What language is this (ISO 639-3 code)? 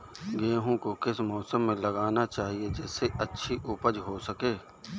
hin